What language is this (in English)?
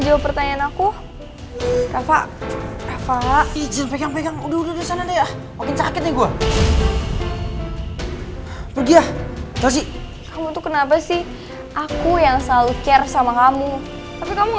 Indonesian